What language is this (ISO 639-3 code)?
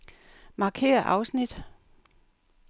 dan